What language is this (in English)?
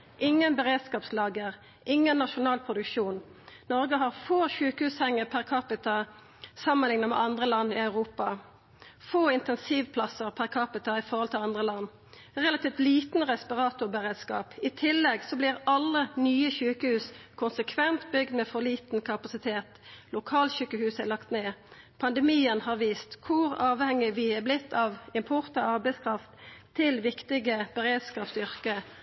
Norwegian Nynorsk